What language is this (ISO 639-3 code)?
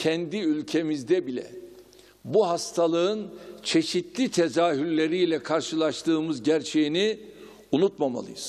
tur